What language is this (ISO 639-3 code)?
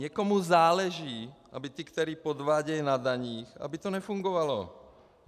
ces